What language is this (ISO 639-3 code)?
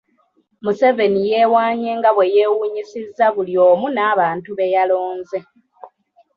lug